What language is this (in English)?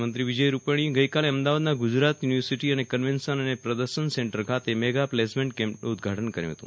Gujarati